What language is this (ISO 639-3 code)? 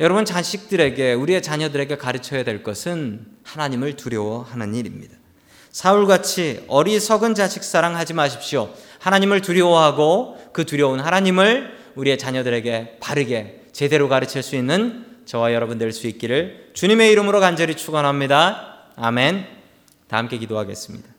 kor